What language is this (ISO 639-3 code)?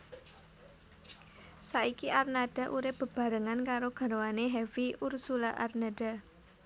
jav